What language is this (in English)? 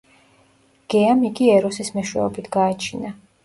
Georgian